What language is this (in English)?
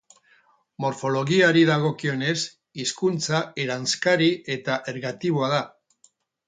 Basque